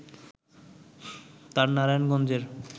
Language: Bangla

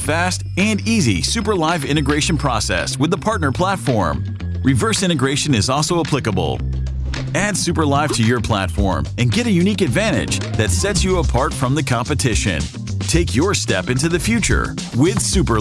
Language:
English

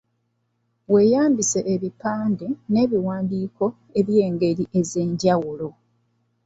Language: Ganda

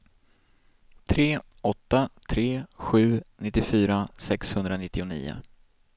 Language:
Swedish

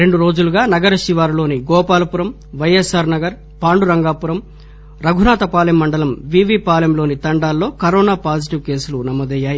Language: Telugu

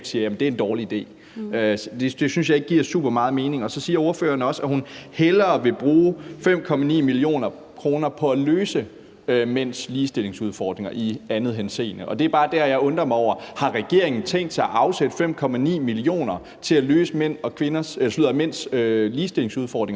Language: Danish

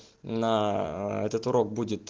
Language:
Russian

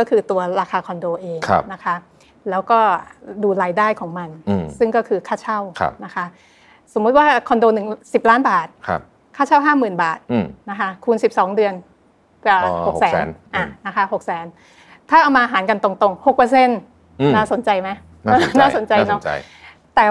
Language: Thai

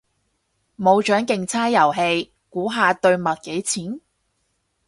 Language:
Cantonese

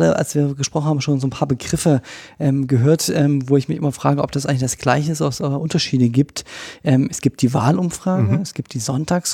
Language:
German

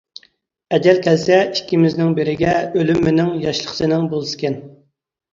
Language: Uyghur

